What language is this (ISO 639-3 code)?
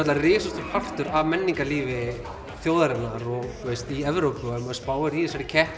isl